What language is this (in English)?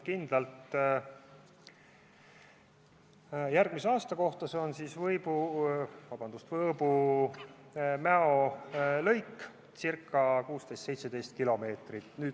Estonian